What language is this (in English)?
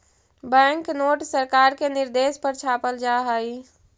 Magahi